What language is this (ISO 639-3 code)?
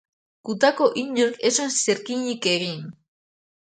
eus